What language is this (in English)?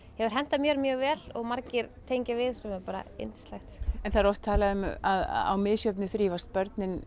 Icelandic